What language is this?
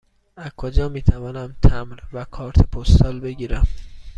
Persian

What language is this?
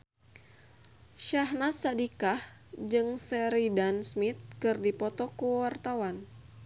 Sundanese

